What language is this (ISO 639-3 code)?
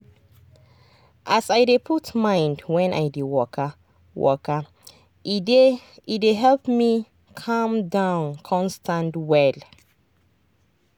pcm